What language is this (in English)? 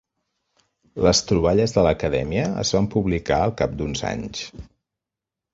Catalan